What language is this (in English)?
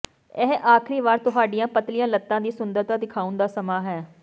Punjabi